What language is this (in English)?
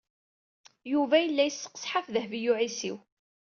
Kabyle